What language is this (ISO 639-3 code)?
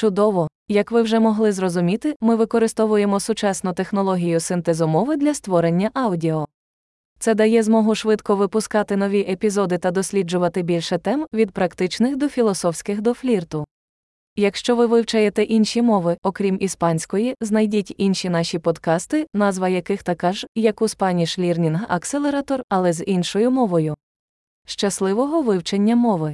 ukr